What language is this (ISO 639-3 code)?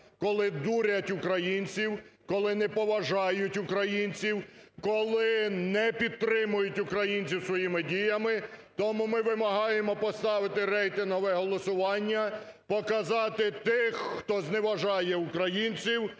ukr